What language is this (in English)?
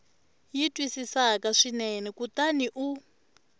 Tsonga